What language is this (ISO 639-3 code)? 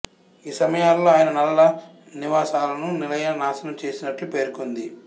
tel